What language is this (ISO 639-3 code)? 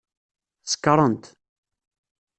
kab